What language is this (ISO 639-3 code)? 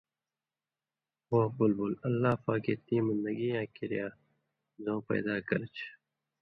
mvy